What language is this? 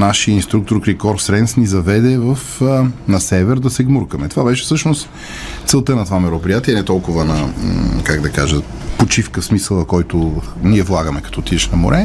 Bulgarian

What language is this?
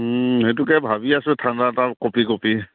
Assamese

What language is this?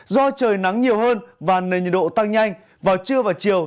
Vietnamese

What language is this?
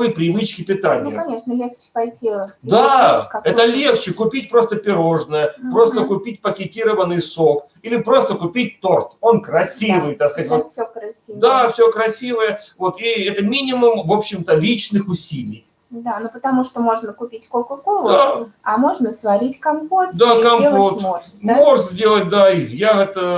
Russian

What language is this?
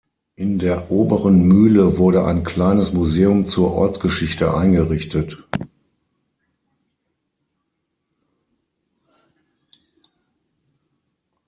German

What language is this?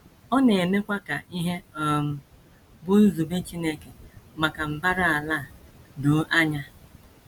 Igbo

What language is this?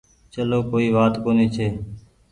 Goaria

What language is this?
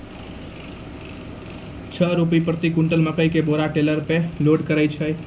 Maithili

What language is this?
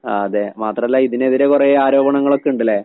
Malayalam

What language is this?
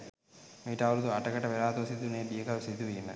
Sinhala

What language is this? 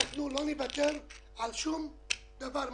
Hebrew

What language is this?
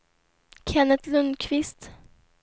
Swedish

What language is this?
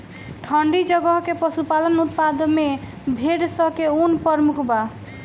Bhojpuri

